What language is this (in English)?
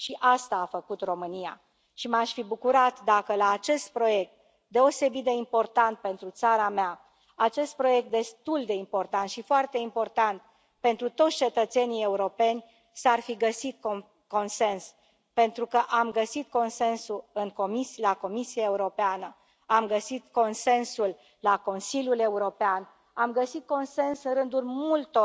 Romanian